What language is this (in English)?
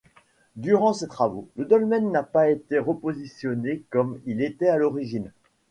French